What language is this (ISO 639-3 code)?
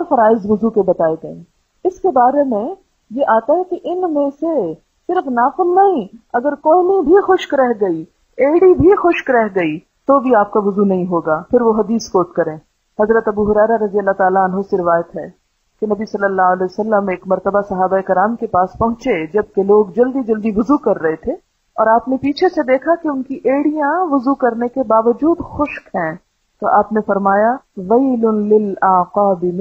hin